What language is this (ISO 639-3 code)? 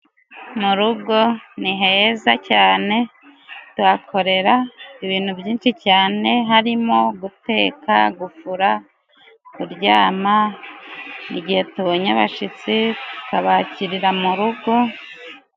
kin